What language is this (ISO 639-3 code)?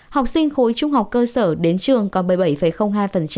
vie